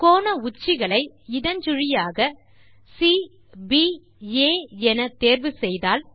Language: Tamil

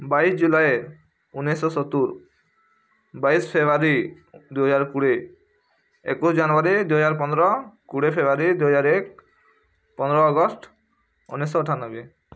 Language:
Odia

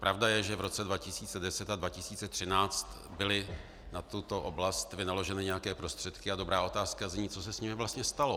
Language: Czech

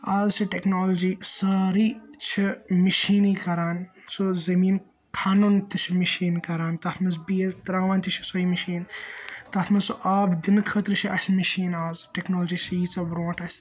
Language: Kashmiri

